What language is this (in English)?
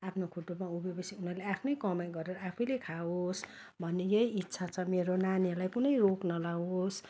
Nepali